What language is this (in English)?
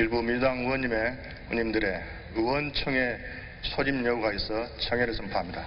Korean